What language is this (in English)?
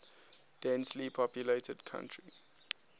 English